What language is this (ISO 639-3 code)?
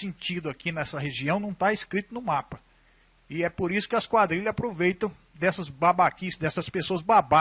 por